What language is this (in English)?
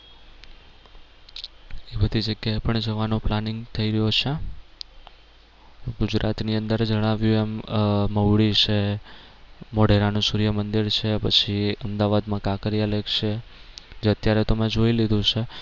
Gujarati